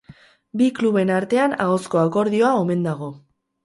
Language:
Basque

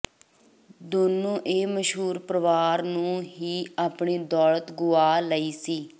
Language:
Punjabi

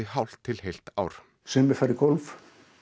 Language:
Icelandic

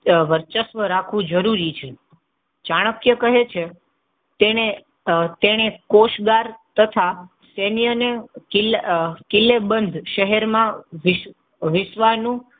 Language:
Gujarati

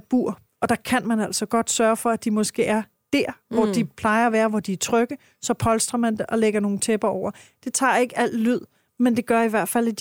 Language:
Danish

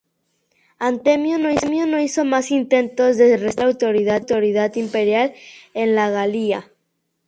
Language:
Spanish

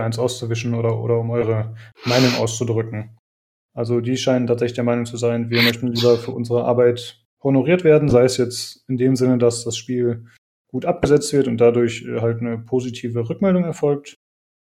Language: German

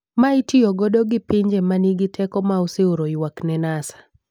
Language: Luo (Kenya and Tanzania)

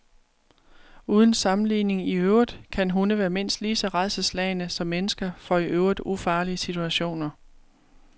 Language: Danish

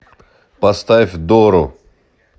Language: Russian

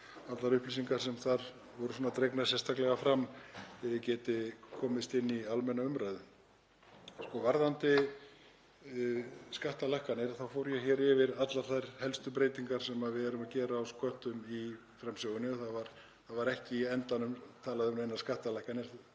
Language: Icelandic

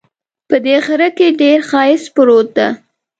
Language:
Pashto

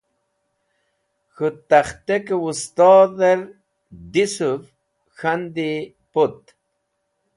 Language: Wakhi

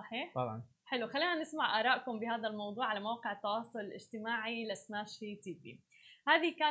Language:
Arabic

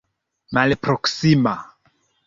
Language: Esperanto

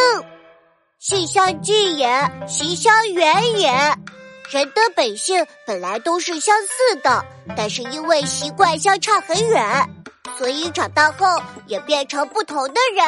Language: Chinese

